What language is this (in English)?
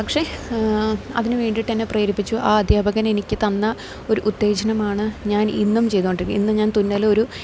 Malayalam